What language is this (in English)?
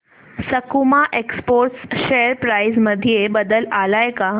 Marathi